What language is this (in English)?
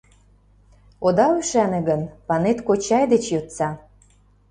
Mari